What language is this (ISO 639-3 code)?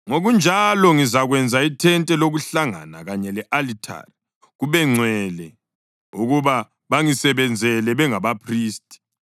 nde